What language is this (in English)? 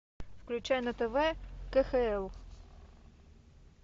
Russian